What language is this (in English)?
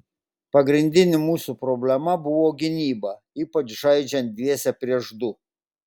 Lithuanian